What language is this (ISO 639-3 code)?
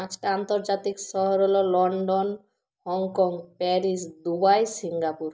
ben